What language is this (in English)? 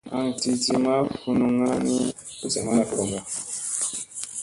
Musey